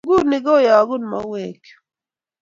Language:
Kalenjin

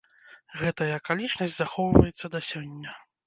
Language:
Belarusian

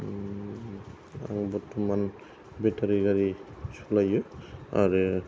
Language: Bodo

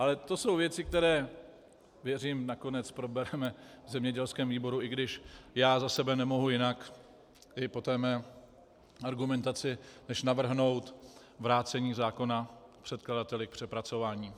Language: Czech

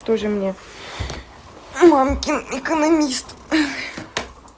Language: Russian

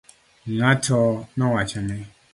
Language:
Luo (Kenya and Tanzania)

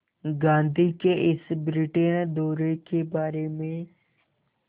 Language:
Hindi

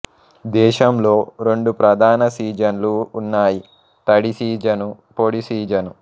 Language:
Telugu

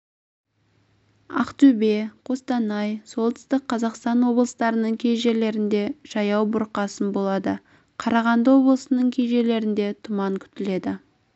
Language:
Kazakh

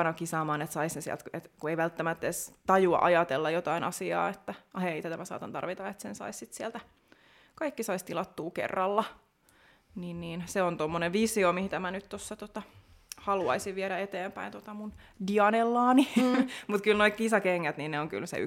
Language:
Finnish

